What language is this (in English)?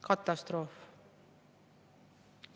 Estonian